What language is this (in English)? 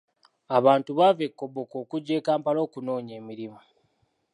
Ganda